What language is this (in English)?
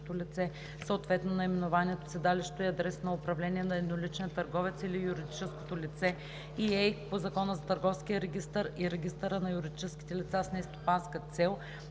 Bulgarian